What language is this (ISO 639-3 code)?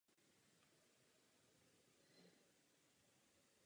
ces